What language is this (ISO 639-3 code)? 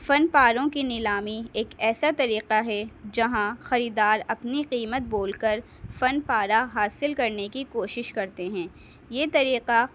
urd